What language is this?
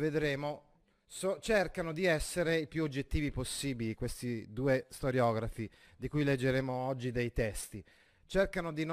Italian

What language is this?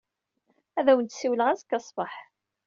Kabyle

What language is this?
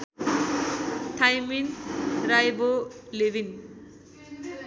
Nepali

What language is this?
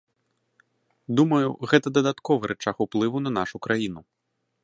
Belarusian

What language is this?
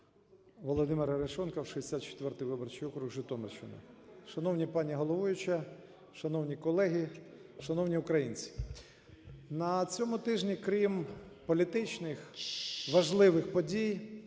Ukrainian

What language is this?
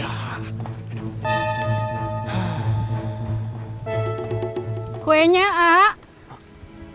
Indonesian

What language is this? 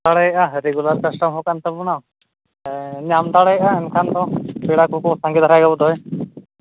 Santali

